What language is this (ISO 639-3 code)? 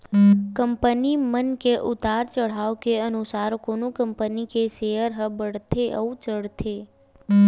hne